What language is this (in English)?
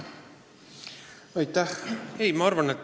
Estonian